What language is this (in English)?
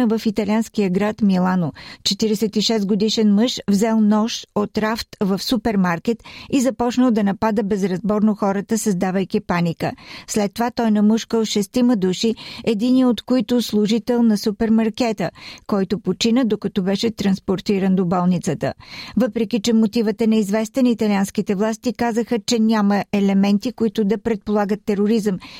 Bulgarian